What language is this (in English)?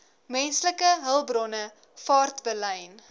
Afrikaans